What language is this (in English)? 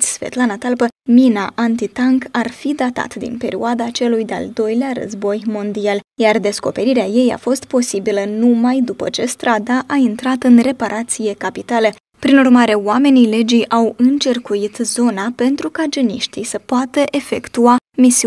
Romanian